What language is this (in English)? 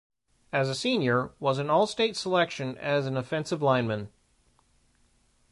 English